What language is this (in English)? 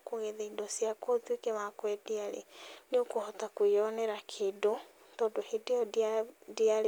Kikuyu